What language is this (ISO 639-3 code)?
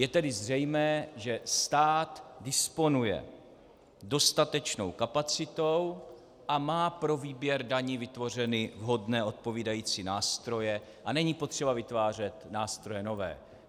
ces